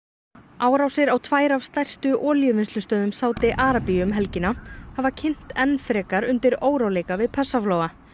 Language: Icelandic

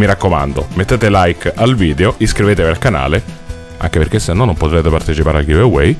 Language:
Italian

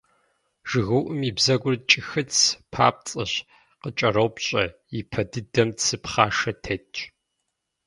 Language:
Kabardian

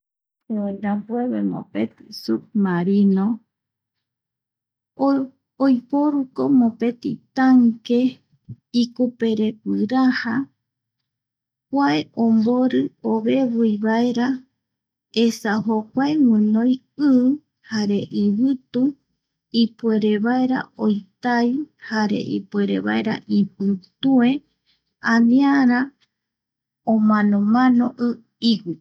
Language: Eastern Bolivian Guaraní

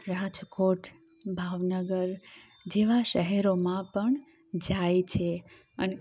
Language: Gujarati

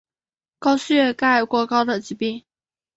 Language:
Chinese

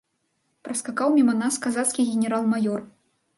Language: Belarusian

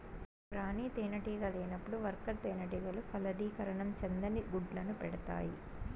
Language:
Telugu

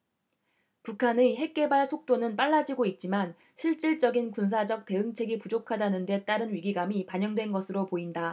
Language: Korean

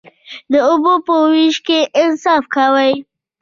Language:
Pashto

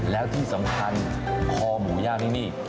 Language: Thai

